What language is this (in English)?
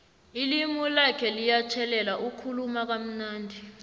South Ndebele